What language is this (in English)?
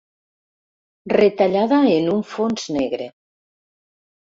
Catalan